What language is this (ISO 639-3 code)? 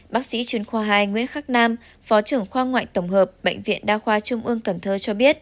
vie